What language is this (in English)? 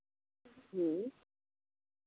Santali